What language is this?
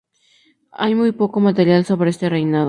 Spanish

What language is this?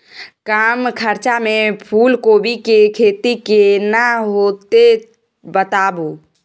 Maithili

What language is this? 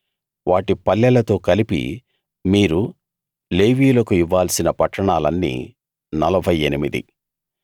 Telugu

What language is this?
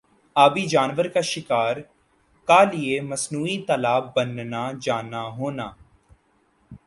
Urdu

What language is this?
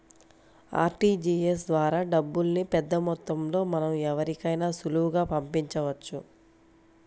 Telugu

